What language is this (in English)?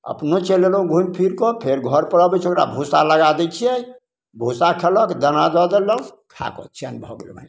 Maithili